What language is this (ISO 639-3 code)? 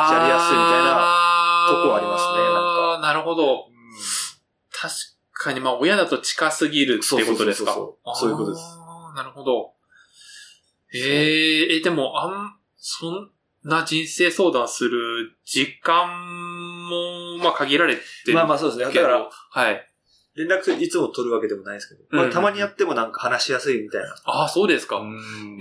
jpn